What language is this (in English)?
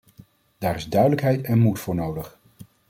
Dutch